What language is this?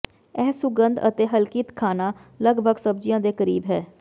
Punjabi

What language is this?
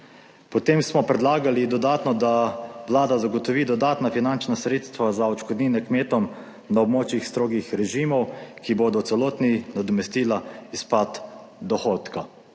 Slovenian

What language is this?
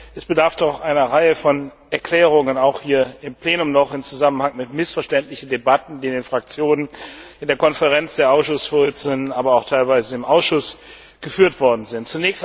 German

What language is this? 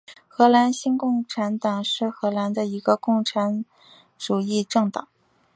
Chinese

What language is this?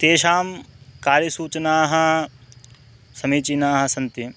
Sanskrit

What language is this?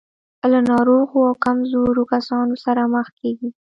Pashto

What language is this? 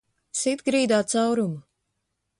Latvian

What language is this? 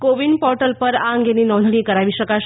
Gujarati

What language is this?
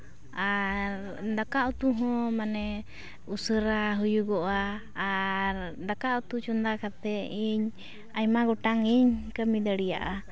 Santali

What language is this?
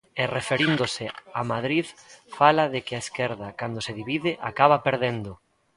Galician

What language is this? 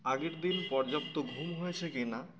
Bangla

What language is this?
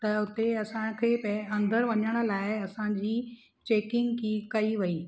Sindhi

